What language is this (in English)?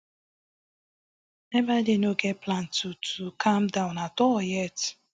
Nigerian Pidgin